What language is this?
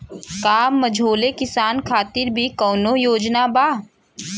Bhojpuri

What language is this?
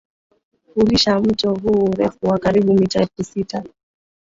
Swahili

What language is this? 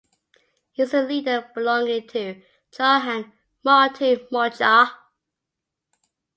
English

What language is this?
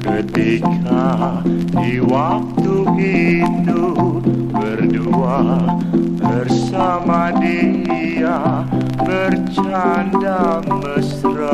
Indonesian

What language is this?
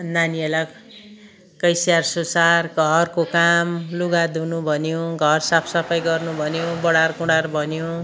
Nepali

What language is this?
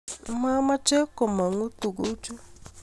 Kalenjin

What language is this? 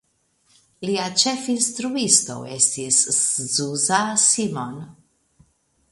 Esperanto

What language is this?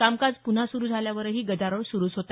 Marathi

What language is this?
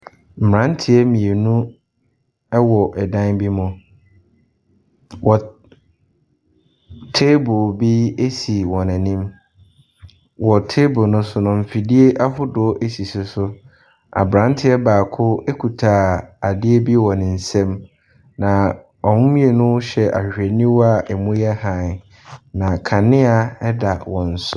Akan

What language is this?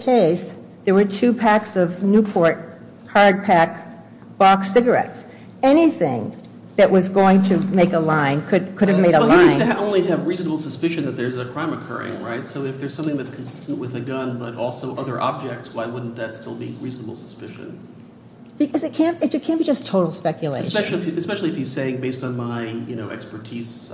English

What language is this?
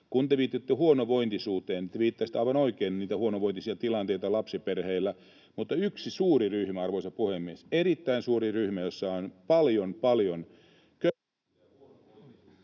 Finnish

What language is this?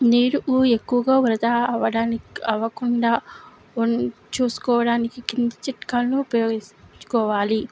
Telugu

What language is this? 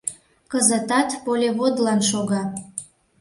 Mari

